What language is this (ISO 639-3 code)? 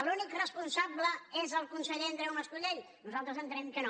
cat